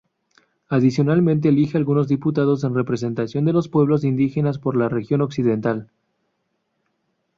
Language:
Spanish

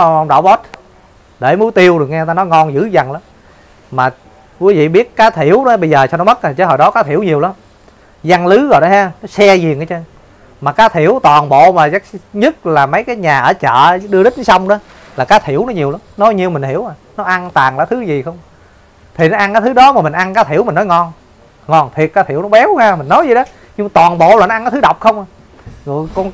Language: Vietnamese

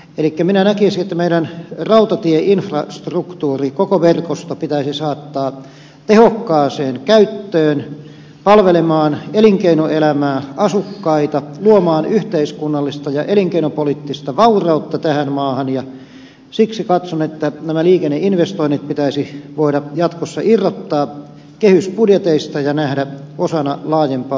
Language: Finnish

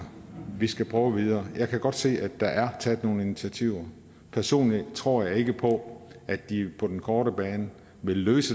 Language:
Danish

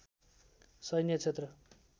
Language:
Nepali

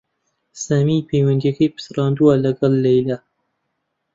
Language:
Central Kurdish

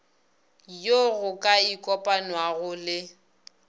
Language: Northern Sotho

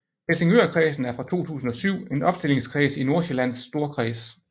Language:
Danish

